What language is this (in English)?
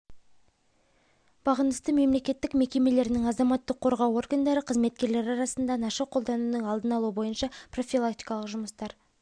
Kazakh